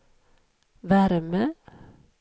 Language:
Swedish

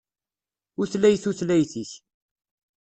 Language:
Kabyle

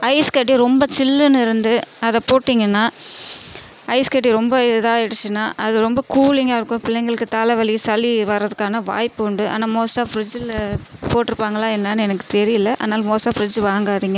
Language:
Tamil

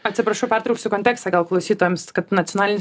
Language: Lithuanian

